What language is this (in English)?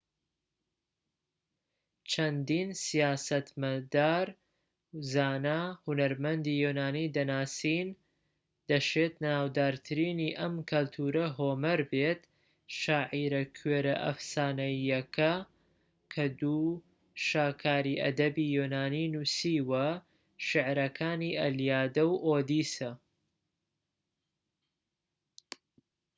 Central Kurdish